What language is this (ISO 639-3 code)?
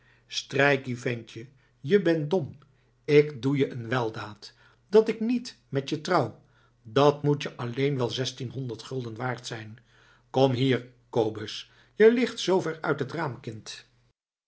nld